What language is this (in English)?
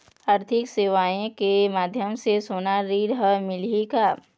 Chhattisgarhi